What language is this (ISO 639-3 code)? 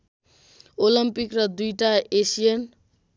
nep